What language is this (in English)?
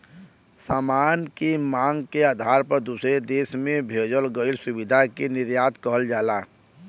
Bhojpuri